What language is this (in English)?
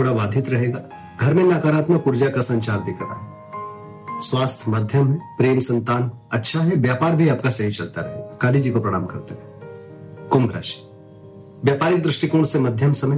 Hindi